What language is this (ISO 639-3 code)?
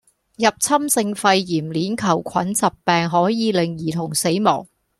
yue